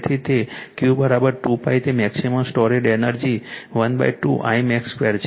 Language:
Gujarati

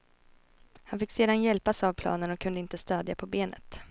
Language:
Swedish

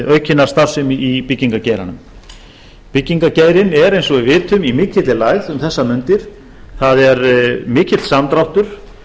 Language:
Icelandic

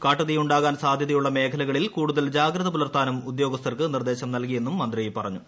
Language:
Malayalam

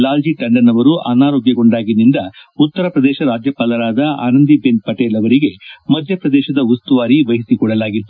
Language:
Kannada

